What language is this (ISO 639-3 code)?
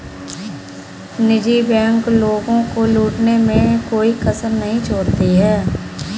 hin